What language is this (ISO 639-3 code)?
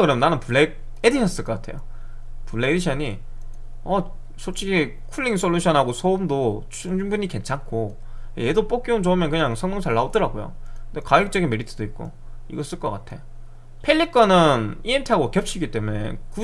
kor